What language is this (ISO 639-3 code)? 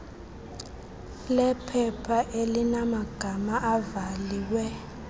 xho